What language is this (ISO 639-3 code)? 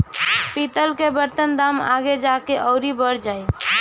bho